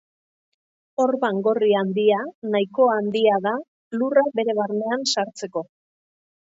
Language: Basque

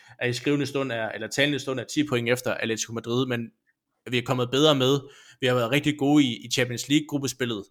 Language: Danish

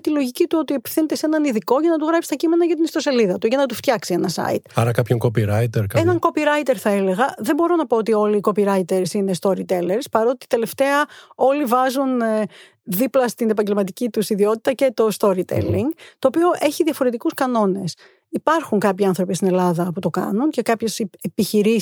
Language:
Greek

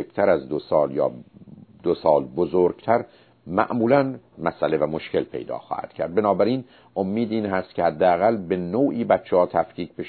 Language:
Persian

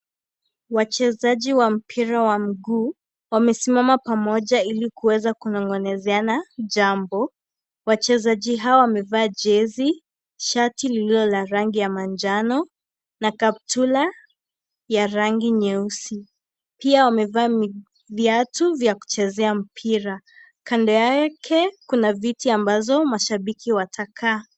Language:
Swahili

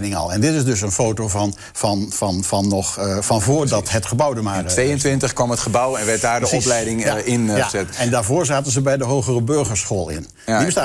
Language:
Dutch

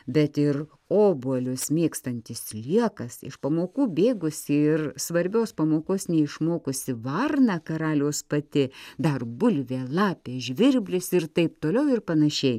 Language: Lithuanian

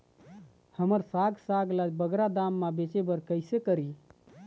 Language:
Chhattisgarhi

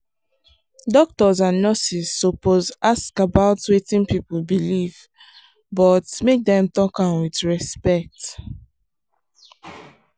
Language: Nigerian Pidgin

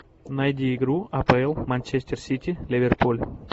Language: Russian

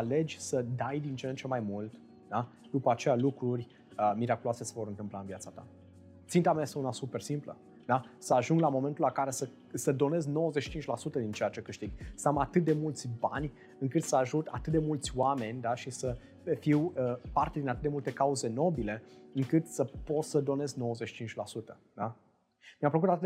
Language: Romanian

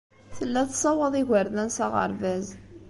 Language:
Kabyle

